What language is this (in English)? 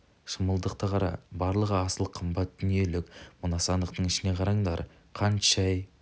Kazakh